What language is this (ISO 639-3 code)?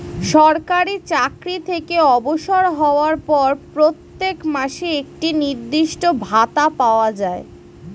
ben